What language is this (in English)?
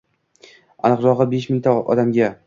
Uzbek